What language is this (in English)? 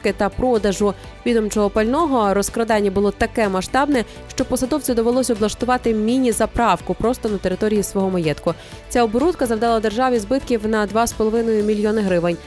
Ukrainian